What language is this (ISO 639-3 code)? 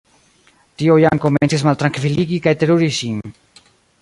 epo